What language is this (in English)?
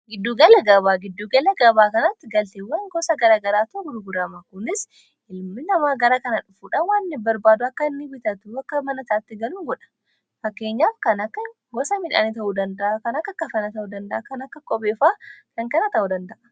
Oromo